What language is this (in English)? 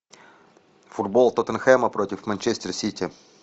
Russian